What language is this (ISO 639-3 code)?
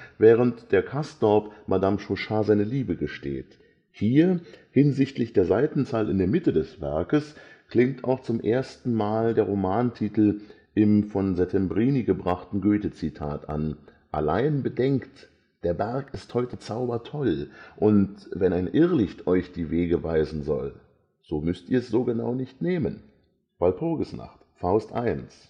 deu